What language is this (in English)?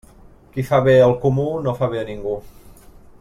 Catalan